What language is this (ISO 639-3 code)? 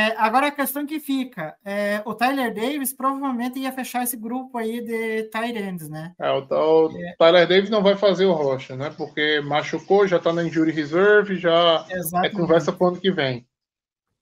por